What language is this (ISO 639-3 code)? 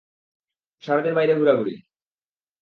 ben